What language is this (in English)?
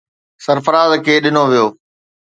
Sindhi